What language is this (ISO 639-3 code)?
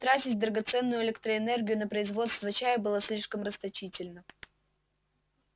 rus